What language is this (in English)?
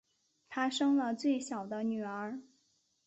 Chinese